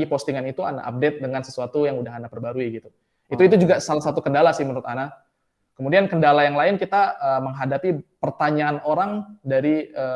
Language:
Indonesian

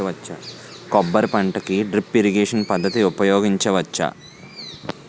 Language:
Telugu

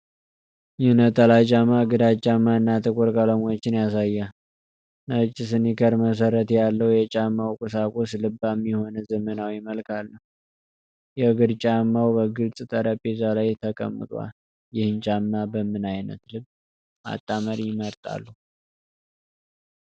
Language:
Amharic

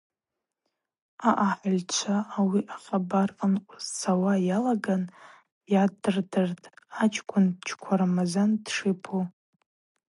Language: Abaza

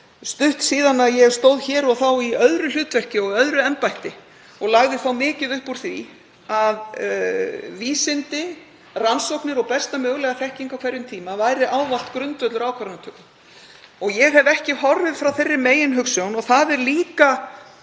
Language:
Icelandic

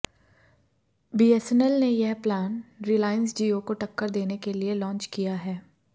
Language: Hindi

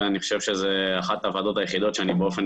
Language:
Hebrew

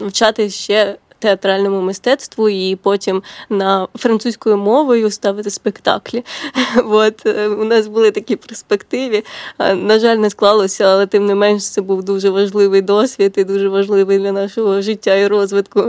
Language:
Ukrainian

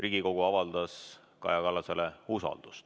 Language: Estonian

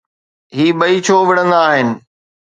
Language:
Sindhi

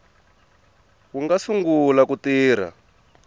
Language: Tsonga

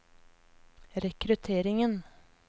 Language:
Norwegian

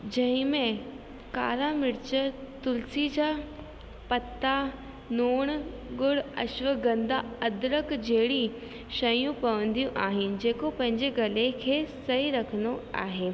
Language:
Sindhi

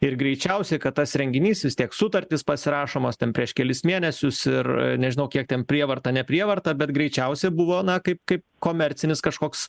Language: Lithuanian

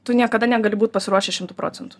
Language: Lithuanian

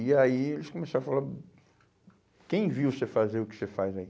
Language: Portuguese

